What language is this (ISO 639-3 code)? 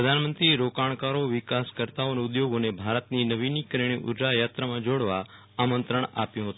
guj